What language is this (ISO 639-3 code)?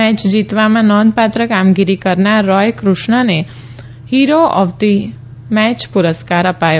guj